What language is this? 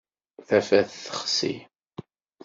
Kabyle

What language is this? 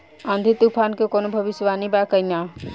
Bhojpuri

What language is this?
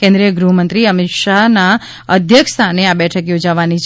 Gujarati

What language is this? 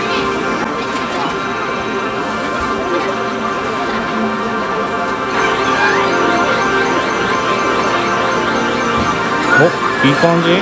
Japanese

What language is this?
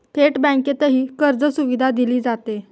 Marathi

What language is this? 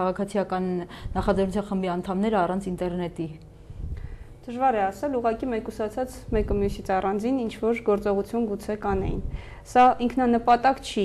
Romanian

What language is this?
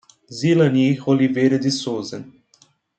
Portuguese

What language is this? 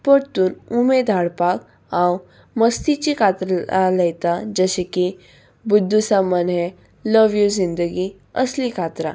Konkani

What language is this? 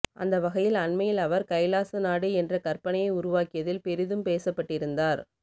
Tamil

